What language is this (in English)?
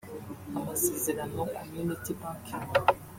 Kinyarwanda